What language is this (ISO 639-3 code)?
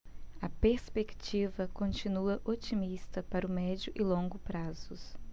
por